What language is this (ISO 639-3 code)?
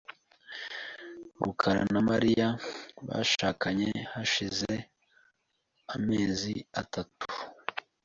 kin